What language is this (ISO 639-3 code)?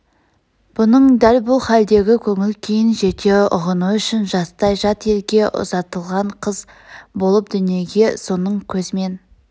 kaz